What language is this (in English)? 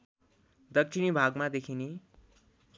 Nepali